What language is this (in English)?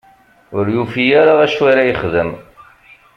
Kabyle